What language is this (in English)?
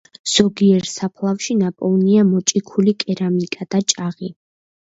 Georgian